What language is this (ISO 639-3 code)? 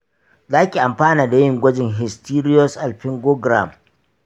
hau